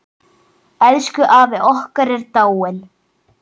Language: Icelandic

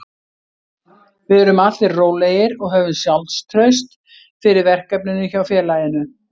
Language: Icelandic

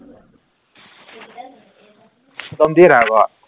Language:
Assamese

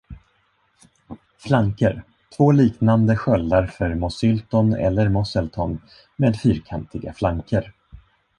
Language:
Swedish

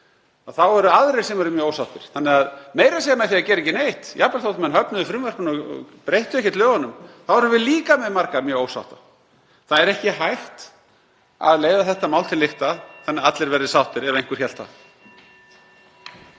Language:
Icelandic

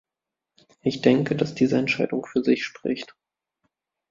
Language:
German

